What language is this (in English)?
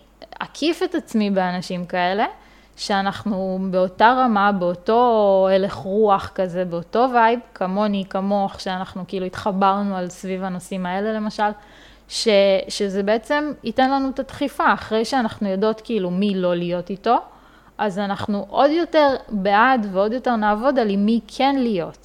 Hebrew